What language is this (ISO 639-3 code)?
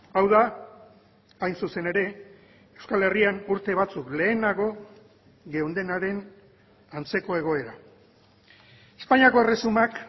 eus